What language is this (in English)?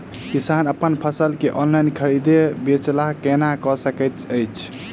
Maithili